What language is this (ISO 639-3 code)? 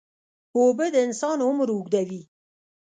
pus